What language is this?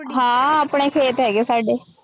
Punjabi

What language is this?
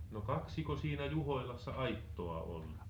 Finnish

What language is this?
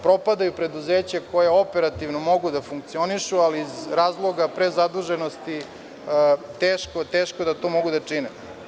Serbian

